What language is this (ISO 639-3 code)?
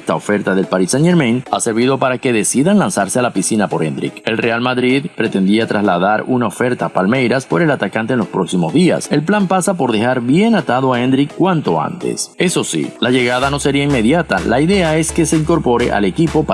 spa